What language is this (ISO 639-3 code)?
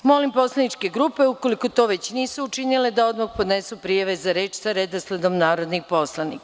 srp